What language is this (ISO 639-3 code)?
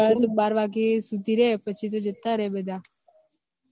guj